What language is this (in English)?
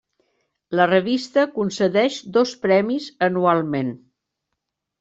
Catalan